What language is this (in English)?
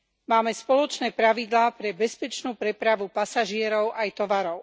Slovak